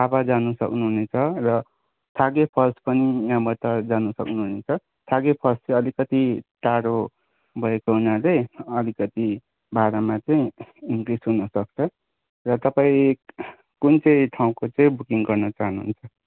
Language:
Nepali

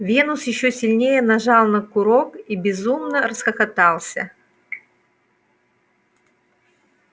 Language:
Russian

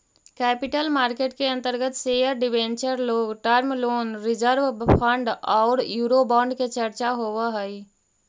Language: Magahi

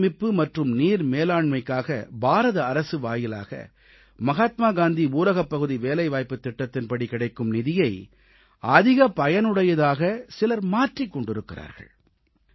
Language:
Tamil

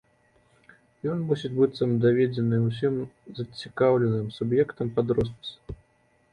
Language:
Belarusian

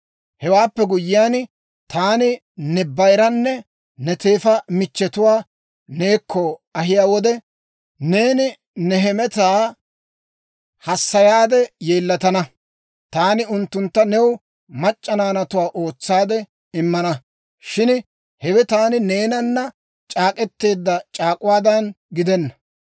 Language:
Dawro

